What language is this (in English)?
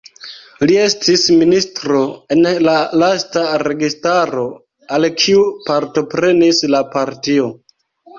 Esperanto